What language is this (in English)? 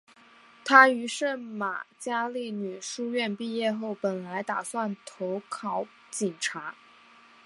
Chinese